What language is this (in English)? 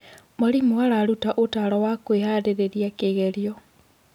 Kikuyu